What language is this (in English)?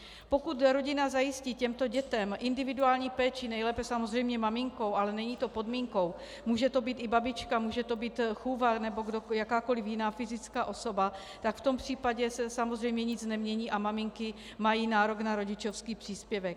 Czech